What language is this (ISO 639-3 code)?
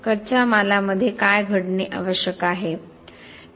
mar